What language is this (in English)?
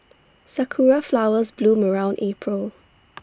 English